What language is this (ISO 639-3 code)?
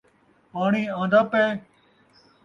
skr